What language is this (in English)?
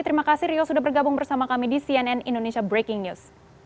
Indonesian